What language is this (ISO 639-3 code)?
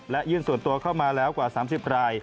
tha